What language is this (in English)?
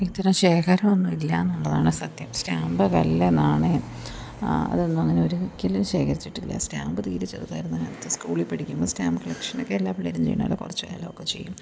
Malayalam